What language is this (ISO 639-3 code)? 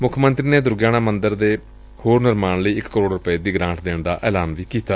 pan